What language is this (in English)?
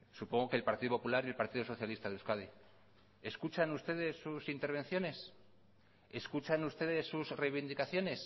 Spanish